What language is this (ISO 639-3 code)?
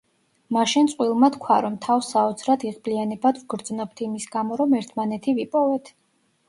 kat